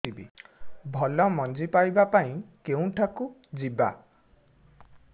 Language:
Odia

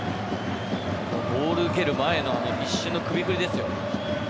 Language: Japanese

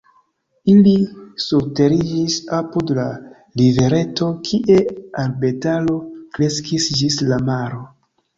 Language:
Esperanto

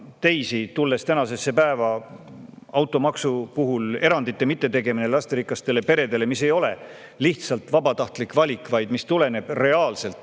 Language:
Estonian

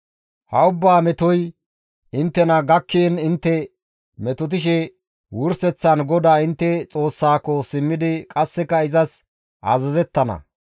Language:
Gamo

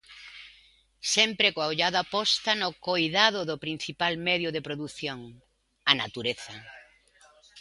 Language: Galician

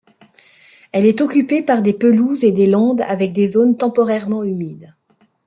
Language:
French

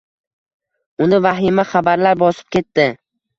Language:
Uzbek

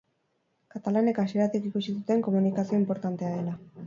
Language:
Basque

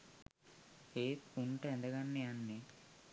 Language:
Sinhala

